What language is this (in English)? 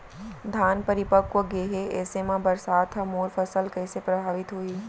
Chhattisgarhi